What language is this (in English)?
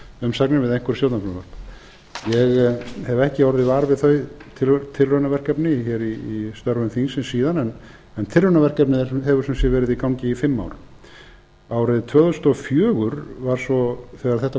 Icelandic